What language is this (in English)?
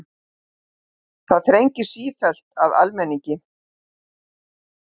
Icelandic